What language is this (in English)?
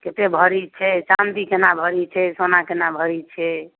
Maithili